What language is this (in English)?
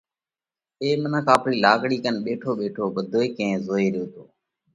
Parkari Koli